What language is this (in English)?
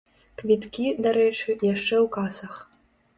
Belarusian